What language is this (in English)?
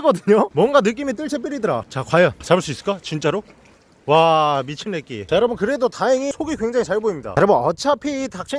Korean